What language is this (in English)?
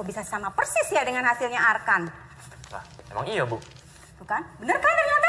Indonesian